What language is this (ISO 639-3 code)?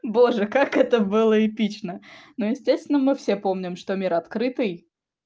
rus